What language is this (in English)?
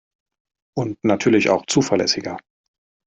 German